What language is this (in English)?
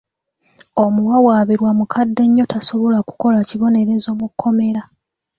Ganda